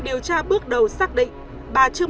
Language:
Vietnamese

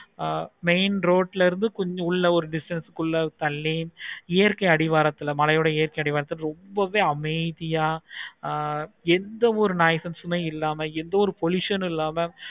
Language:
Tamil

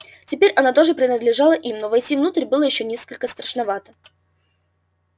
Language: Russian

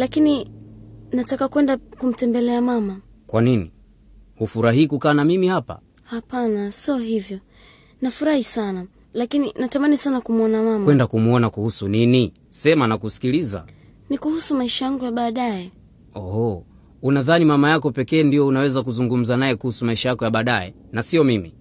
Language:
Swahili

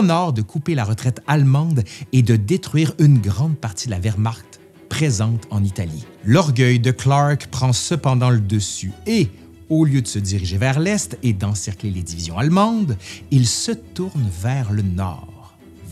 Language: French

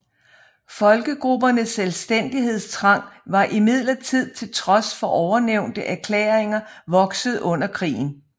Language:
Danish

